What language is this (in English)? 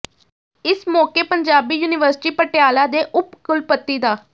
Punjabi